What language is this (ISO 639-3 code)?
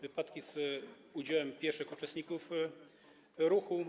pol